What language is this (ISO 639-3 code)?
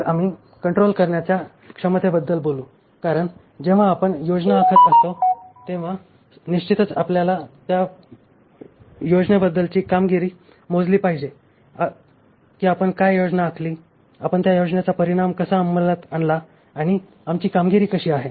mar